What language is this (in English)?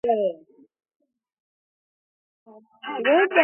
Georgian